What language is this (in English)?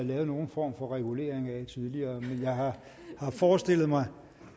Danish